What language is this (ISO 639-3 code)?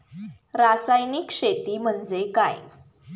mar